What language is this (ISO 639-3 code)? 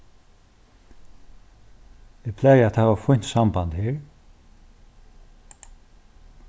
fao